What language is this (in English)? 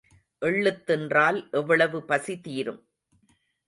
Tamil